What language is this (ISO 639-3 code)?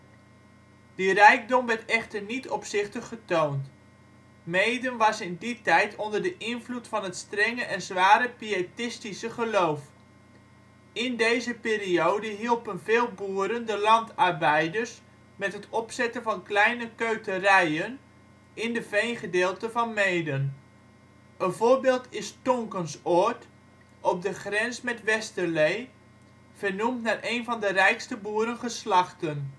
nld